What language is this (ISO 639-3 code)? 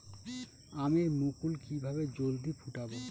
ben